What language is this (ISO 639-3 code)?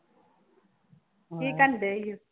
pan